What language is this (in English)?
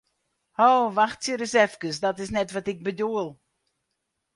Western Frisian